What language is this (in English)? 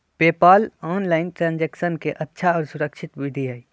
Magahi